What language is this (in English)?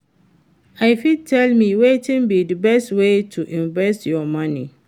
Nigerian Pidgin